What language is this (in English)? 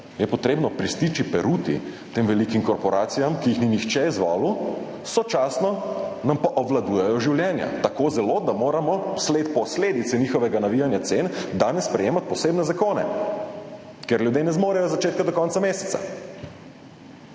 Slovenian